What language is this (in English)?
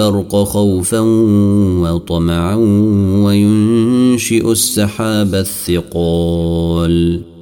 Arabic